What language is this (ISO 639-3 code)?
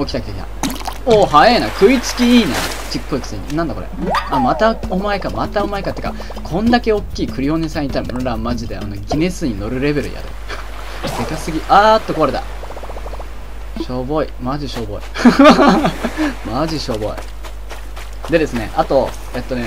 jpn